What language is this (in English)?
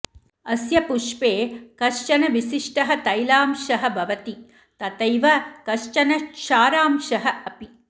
Sanskrit